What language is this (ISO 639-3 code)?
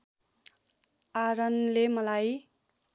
nep